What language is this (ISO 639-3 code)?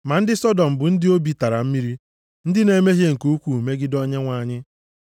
ibo